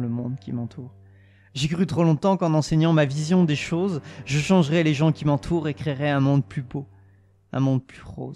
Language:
French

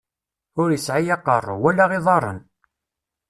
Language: Kabyle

